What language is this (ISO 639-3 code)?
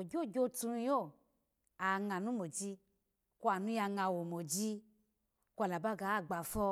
ala